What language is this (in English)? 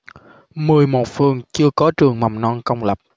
Vietnamese